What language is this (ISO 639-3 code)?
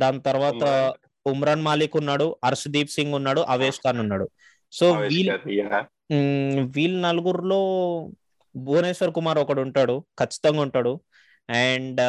tel